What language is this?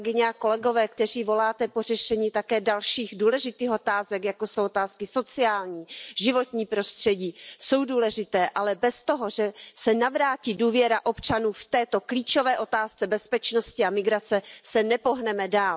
Czech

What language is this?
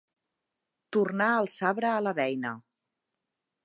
Catalan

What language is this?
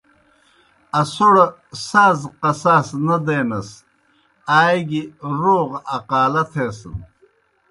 Kohistani Shina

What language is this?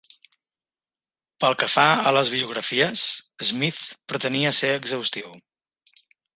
Catalan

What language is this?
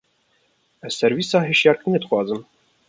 Kurdish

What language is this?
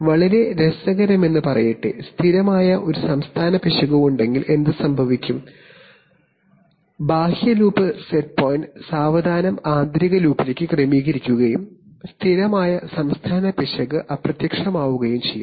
Malayalam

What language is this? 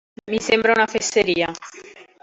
Italian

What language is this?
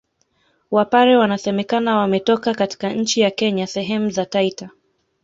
Swahili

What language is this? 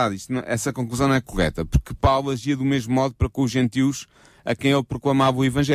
Portuguese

